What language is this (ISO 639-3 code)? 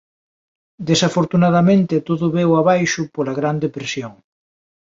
glg